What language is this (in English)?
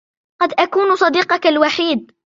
Arabic